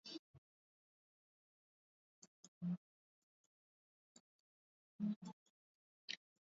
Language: Swahili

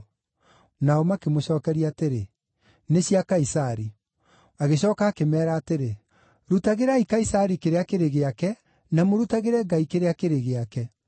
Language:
Kikuyu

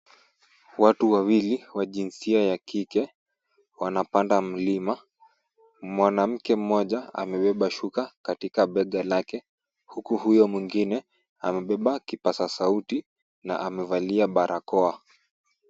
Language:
Swahili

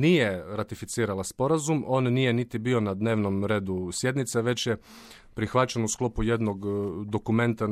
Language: Croatian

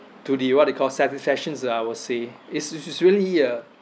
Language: English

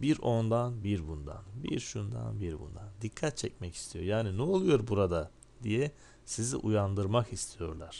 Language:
Turkish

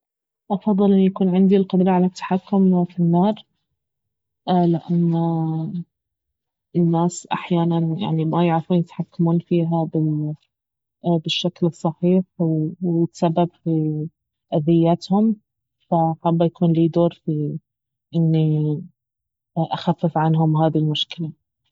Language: Baharna Arabic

